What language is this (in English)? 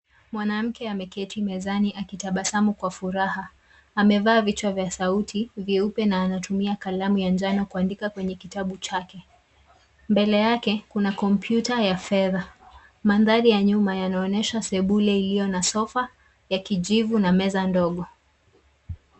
Swahili